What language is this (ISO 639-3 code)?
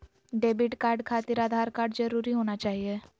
mag